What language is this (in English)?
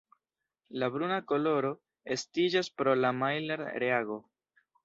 Esperanto